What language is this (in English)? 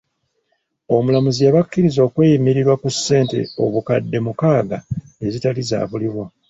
Ganda